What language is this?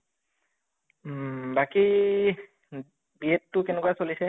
Assamese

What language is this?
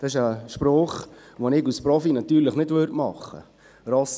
Swiss German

